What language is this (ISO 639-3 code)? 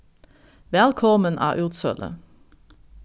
fao